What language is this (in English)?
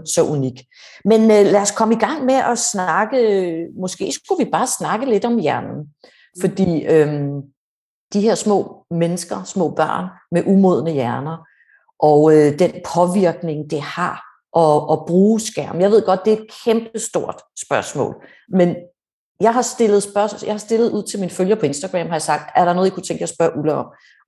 Danish